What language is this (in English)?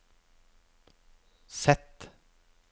Norwegian